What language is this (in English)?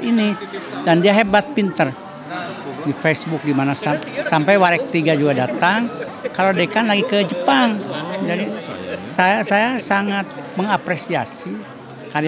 Indonesian